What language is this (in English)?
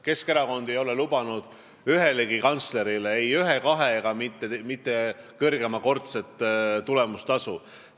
Estonian